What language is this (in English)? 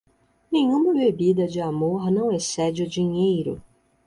Portuguese